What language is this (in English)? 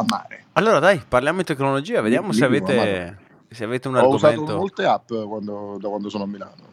Italian